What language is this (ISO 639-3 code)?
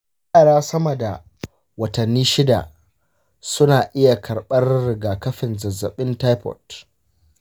hau